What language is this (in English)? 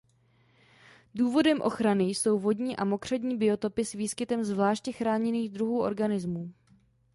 Czech